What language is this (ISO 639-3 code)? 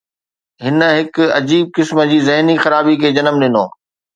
snd